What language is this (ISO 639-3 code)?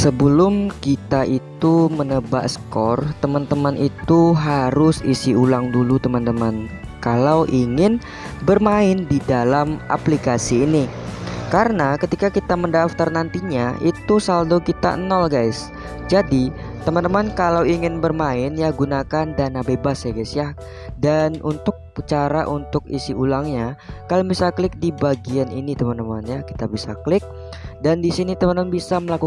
ind